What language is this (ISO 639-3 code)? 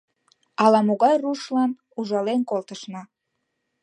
chm